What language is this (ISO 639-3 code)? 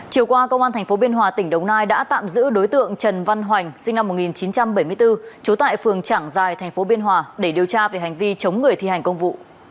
vie